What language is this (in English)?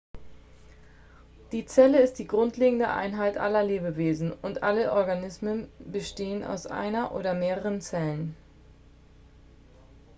German